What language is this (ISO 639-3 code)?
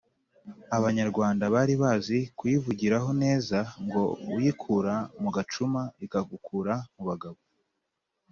kin